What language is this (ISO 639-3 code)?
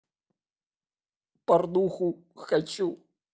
rus